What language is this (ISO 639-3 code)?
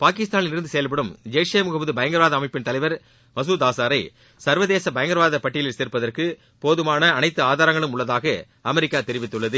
tam